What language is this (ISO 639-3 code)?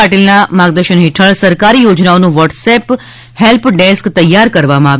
guj